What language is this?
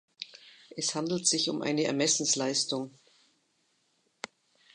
German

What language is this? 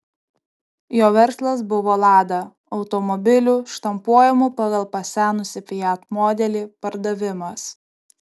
Lithuanian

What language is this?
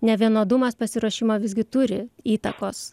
Lithuanian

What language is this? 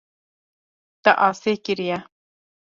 Kurdish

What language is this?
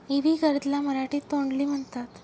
Marathi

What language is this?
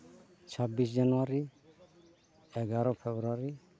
Santali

